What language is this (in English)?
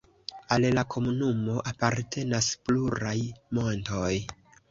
Esperanto